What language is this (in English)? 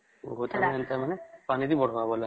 Odia